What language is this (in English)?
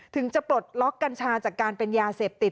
Thai